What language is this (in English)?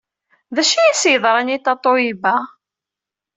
Kabyle